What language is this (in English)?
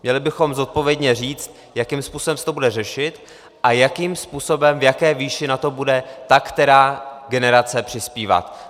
Czech